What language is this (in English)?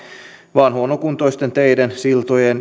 Finnish